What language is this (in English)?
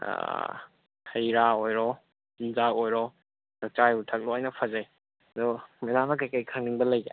Manipuri